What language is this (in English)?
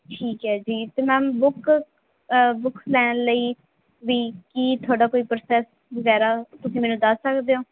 Punjabi